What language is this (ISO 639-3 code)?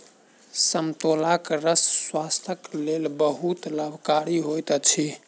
mai